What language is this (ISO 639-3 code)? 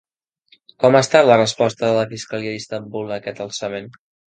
cat